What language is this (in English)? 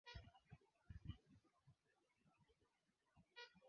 Swahili